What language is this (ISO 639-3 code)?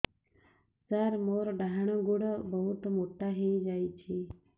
ori